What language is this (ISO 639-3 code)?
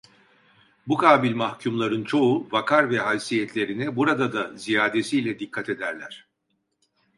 tur